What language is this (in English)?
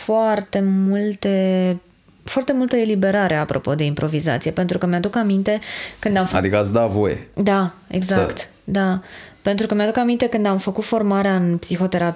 Romanian